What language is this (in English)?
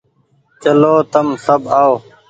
Goaria